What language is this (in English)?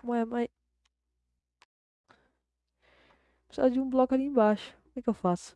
Portuguese